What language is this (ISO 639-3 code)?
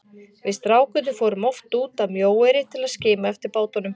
isl